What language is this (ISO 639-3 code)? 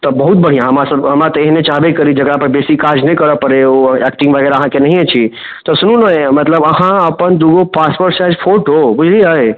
mai